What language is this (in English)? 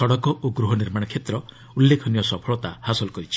Odia